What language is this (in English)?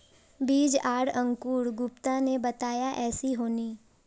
Magahi